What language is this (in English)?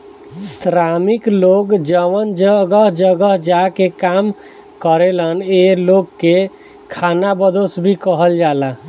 Bhojpuri